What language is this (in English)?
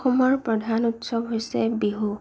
Assamese